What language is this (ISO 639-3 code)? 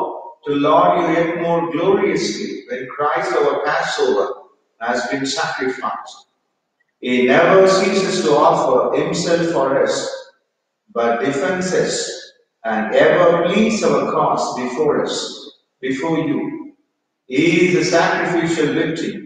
eng